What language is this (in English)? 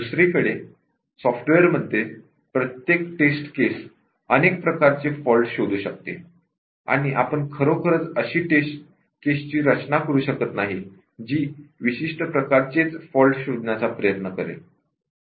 Marathi